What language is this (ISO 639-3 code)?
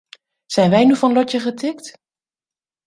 nld